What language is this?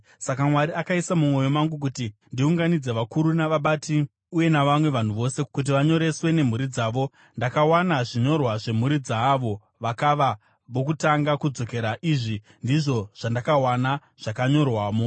Shona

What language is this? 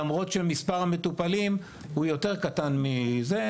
Hebrew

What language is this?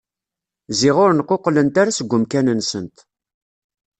Kabyle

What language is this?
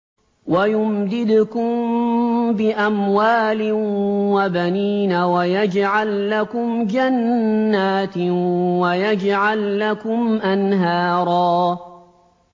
Arabic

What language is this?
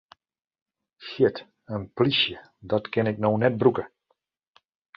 Western Frisian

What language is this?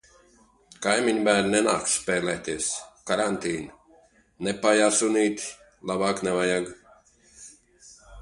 Latvian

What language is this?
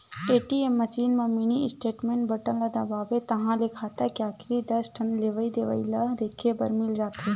Chhattisgarhi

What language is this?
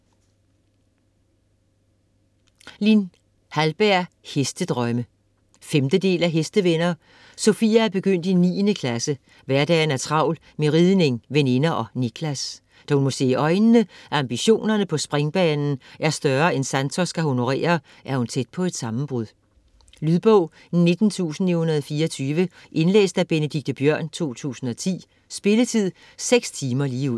Danish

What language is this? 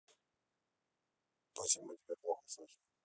Russian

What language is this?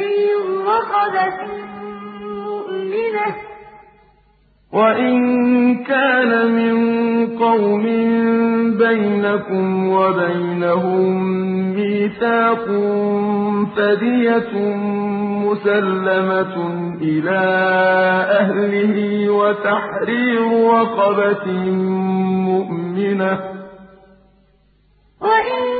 Arabic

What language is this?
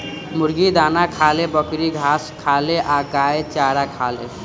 Bhojpuri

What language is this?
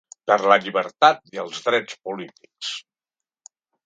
Catalan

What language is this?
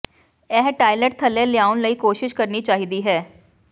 Punjabi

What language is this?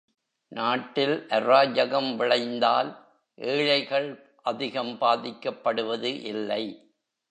Tamil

